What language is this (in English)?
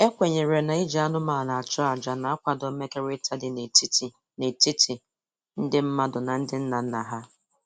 Igbo